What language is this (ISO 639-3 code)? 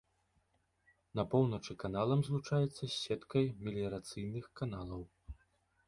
bel